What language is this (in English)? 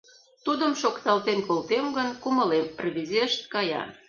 Mari